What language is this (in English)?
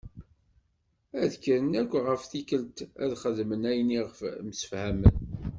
Kabyle